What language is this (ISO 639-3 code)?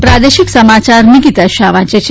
guj